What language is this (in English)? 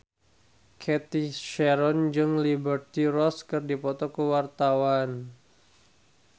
Sundanese